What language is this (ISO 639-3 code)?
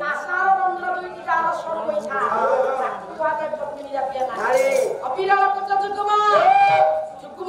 ind